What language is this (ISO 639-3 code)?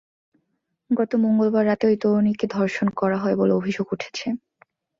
ben